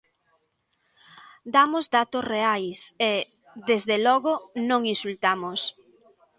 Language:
Galician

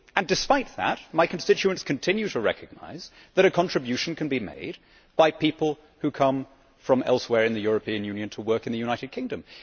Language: English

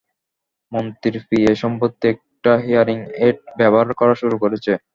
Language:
Bangla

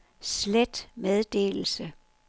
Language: Danish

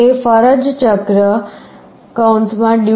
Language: Gujarati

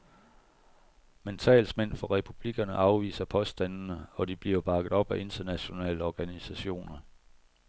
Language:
Danish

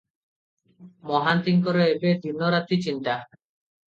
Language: Odia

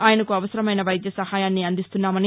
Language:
Telugu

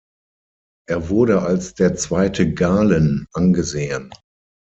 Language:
German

